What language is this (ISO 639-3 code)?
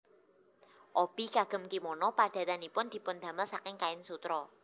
jav